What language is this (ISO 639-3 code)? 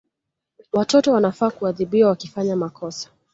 swa